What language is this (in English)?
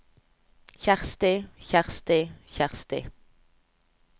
Norwegian